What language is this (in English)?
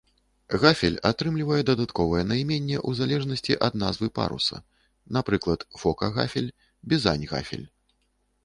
Belarusian